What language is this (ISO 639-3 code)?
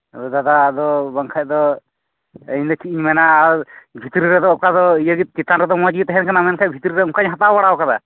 sat